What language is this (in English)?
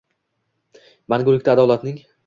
Uzbek